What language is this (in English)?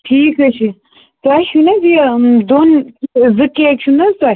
Kashmiri